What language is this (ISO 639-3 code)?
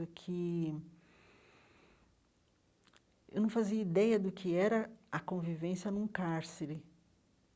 por